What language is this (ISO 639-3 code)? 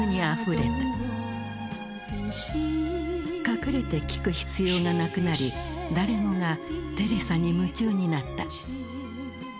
jpn